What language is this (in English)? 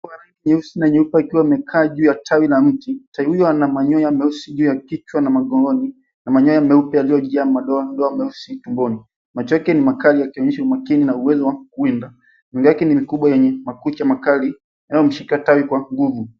Swahili